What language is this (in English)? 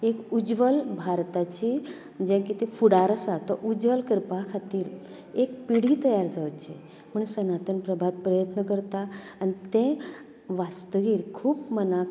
Konkani